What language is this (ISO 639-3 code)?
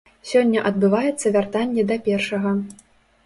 bel